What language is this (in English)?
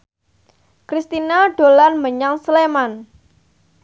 Javanese